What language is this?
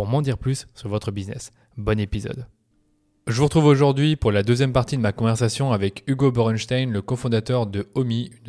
French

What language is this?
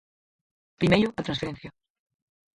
Galician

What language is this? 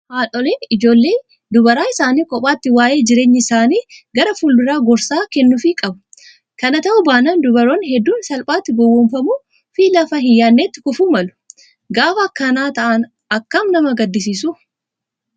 Oromo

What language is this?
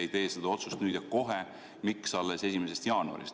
Estonian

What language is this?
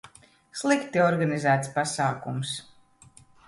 Latvian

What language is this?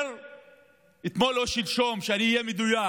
Hebrew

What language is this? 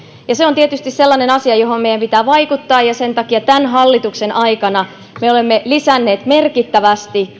Finnish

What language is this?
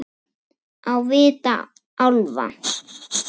Icelandic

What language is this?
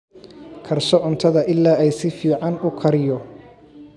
Somali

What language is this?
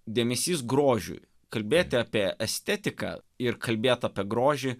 Lithuanian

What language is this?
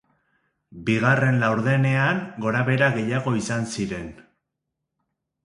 Basque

